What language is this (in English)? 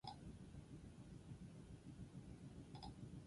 Basque